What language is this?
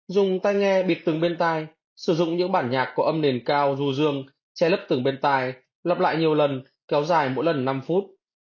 Vietnamese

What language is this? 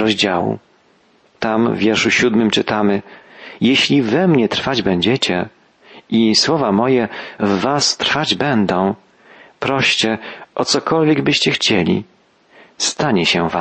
Polish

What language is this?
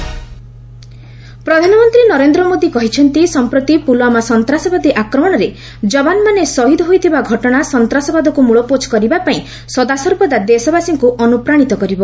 Odia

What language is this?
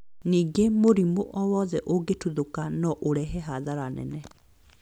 Kikuyu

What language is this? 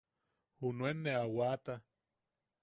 Yaqui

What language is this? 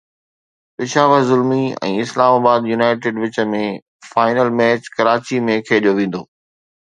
Sindhi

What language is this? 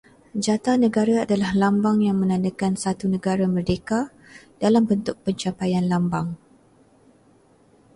Malay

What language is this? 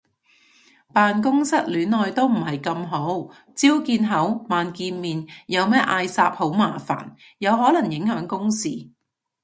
Cantonese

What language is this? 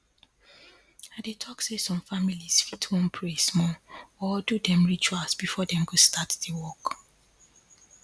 Nigerian Pidgin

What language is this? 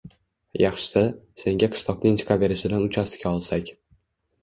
Uzbek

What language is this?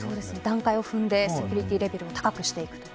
Japanese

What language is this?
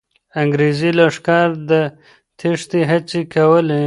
Pashto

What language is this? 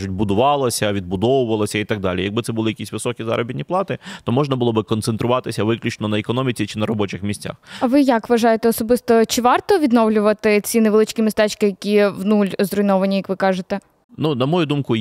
Ukrainian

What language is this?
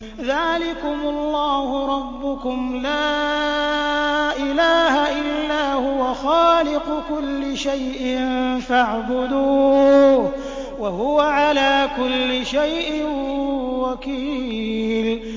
Arabic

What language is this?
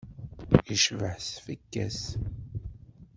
Kabyle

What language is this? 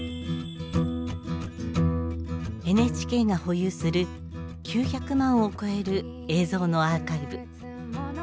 Japanese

